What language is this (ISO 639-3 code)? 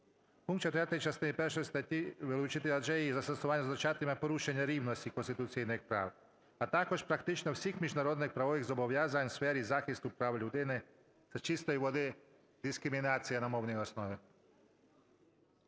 ukr